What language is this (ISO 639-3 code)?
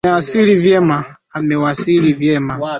swa